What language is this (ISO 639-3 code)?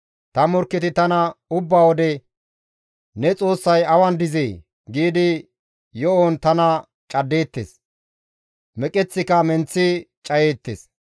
gmv